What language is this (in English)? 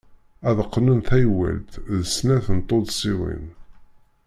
Kabyle